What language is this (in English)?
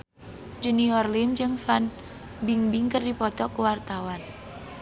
Sundanese